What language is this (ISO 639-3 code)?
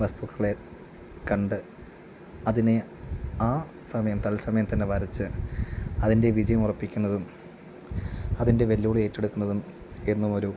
mal